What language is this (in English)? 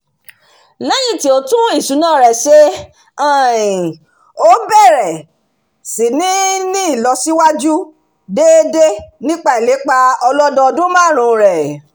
Yoruba